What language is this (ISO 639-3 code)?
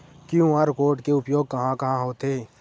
hne